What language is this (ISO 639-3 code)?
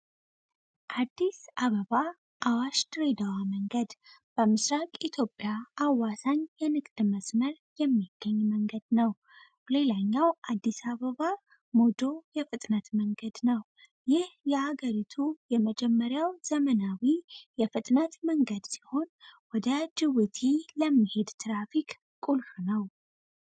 amh